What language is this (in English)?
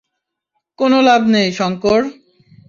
Bangla